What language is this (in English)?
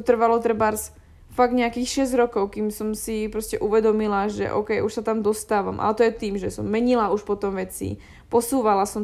Slovak